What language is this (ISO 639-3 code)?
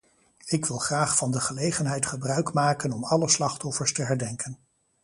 nld